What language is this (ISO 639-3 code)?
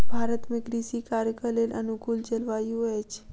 mai